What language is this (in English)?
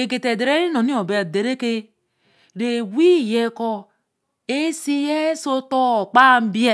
Eleme